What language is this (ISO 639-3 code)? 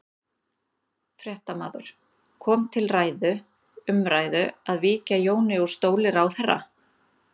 isl